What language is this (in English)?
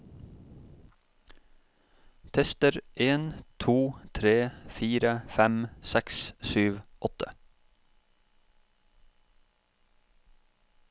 Norwegian